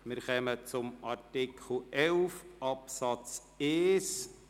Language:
Swiss German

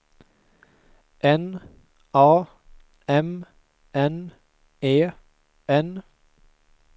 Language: Swedish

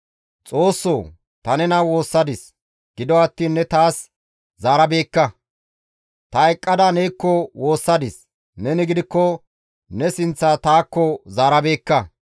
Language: Gamo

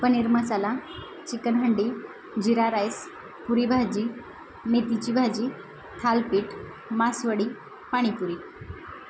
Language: Marathi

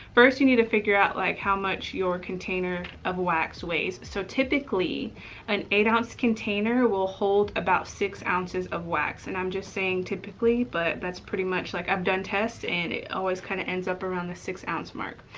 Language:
English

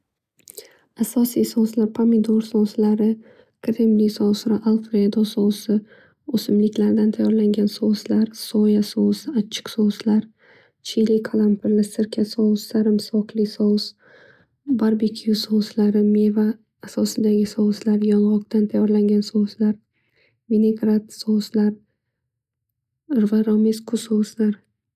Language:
Uzbek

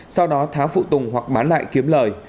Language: Vietnamese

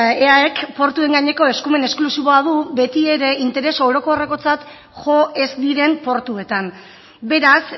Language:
Basque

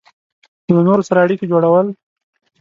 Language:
Pashto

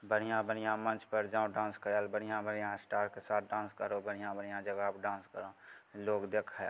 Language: Maithili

